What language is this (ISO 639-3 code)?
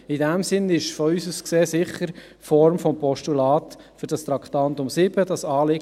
gsw